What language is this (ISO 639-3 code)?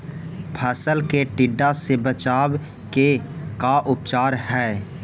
mag